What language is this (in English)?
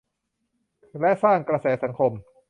Thai